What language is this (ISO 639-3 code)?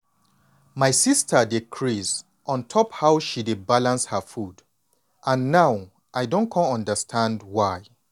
pcm